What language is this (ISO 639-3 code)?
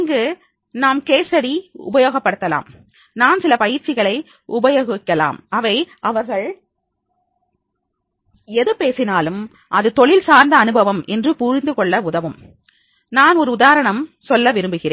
tam